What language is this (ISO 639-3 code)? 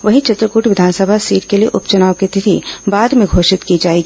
hin